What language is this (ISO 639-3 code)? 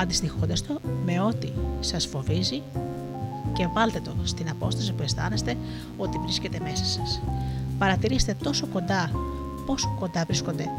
ell